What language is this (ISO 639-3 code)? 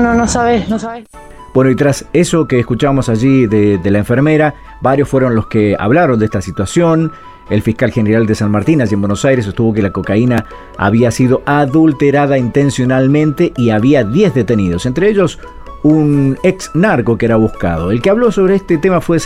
spa